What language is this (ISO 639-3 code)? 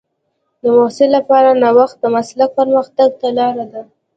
pus